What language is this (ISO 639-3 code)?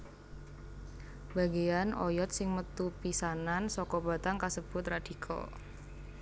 jav